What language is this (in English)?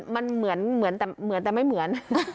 Thai